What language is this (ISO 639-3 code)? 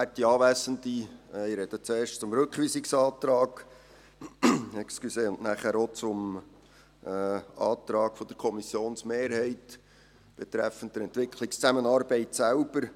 gsw